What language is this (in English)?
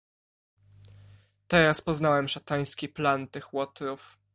Polish